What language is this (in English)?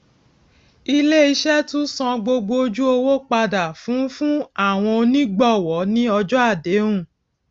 Yoruba